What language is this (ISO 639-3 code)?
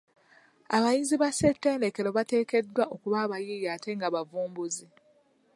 lug